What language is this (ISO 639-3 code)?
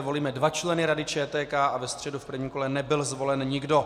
ces